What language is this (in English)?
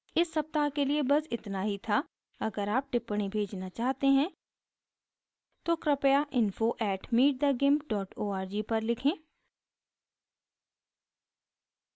Hindi